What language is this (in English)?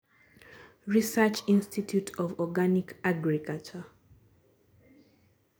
Luo (Kenya and Tanzania)